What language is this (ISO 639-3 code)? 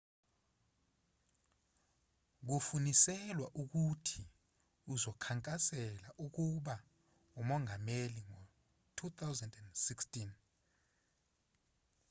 zul